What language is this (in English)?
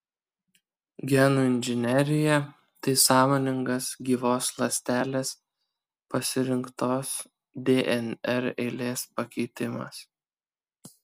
Lithuanian